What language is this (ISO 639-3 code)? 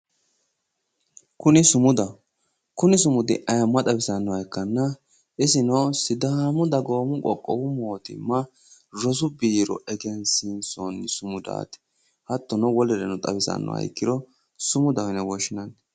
sid